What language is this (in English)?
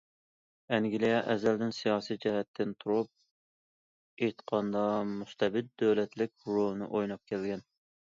Uyghur